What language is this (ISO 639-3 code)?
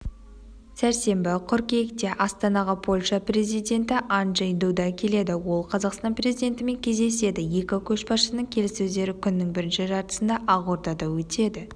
kaz